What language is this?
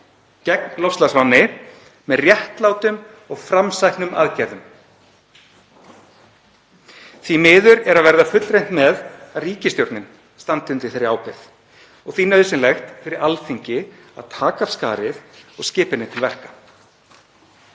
Icelandic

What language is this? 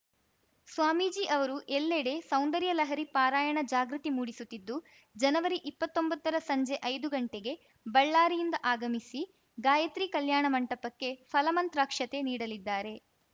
Kannada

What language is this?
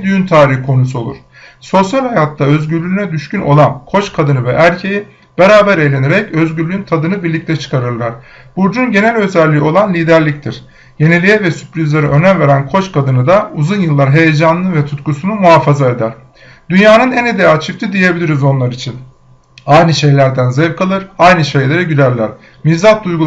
Turkish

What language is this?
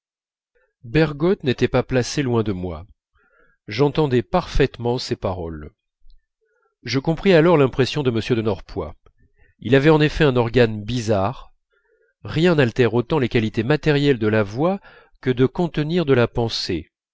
French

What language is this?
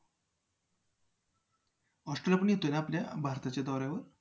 Marathi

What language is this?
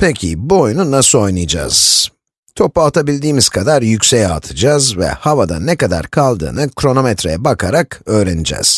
Turkish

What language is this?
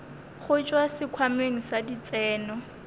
Northern Sotho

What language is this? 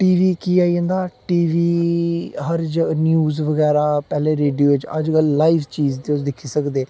Dogri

